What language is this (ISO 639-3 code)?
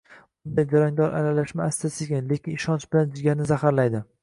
uzb